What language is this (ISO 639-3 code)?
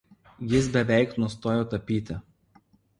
lit